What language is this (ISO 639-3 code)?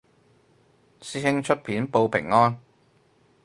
yue